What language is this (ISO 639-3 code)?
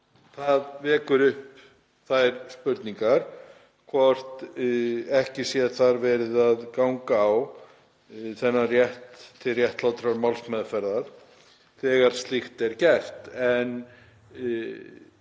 isl